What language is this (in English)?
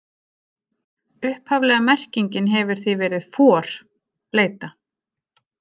Icelandic